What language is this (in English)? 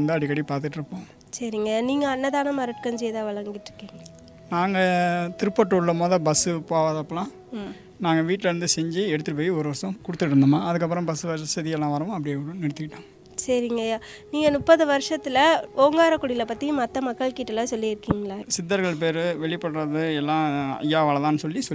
Korean